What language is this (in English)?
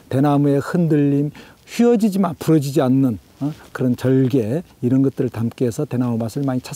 Korean